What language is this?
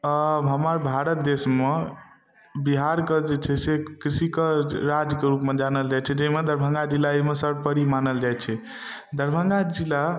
Maithili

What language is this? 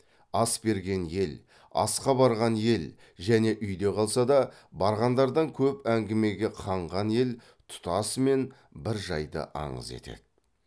Kazakh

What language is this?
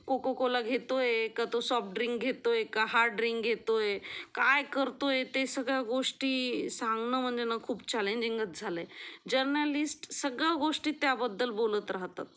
Marathi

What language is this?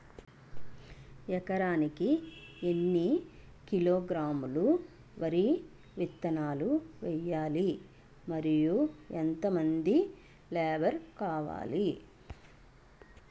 Telugu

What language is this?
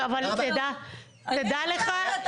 Hebrew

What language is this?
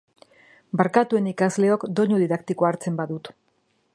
Basque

